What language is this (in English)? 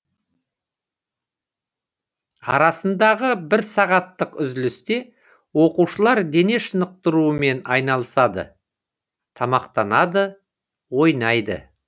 Kazakh